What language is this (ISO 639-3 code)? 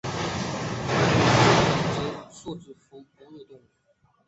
zho